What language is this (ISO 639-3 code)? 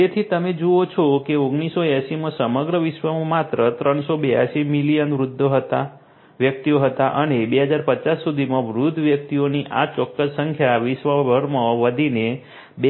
guj